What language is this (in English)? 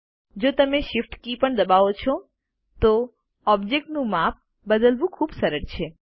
Gujarati